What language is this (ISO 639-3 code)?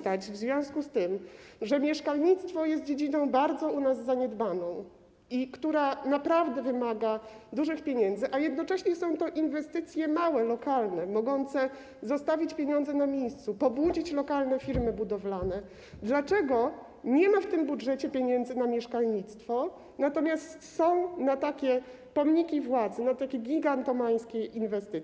pol